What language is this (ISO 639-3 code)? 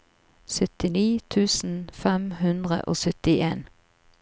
nor